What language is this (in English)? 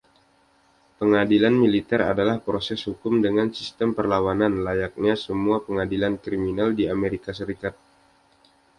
Indonesian